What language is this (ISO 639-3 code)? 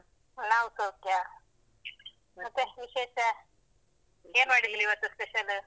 kan